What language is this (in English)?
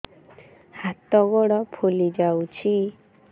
Odia